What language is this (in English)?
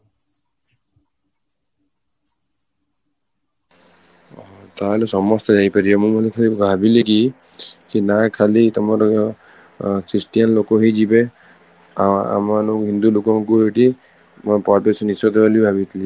Odia